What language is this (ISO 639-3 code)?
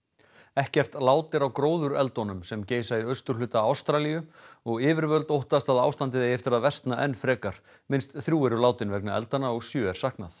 isl